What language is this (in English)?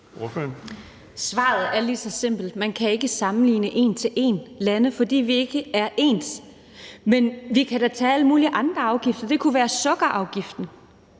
Danish